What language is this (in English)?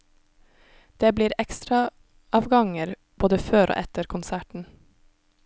Norwegian